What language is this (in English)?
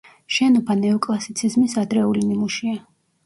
Georgian